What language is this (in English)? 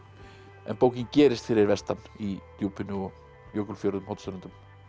Icelandic